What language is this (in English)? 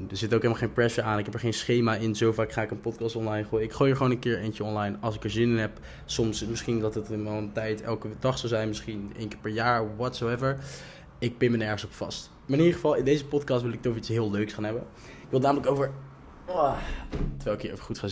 Dutch